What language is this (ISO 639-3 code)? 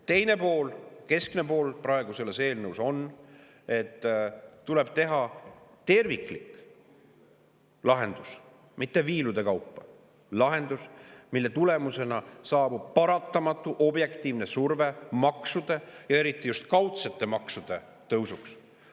est